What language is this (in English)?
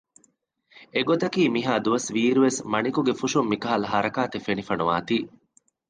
Divehi